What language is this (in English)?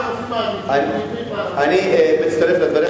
Hebrew